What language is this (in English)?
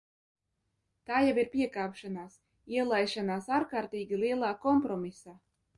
Latvian